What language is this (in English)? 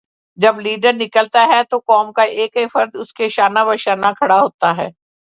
Urdu